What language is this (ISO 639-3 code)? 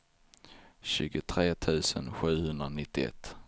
swe